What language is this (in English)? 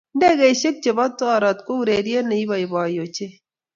Kalenjin